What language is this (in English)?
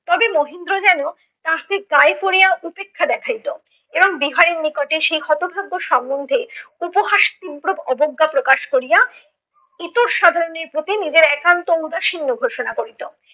Bangla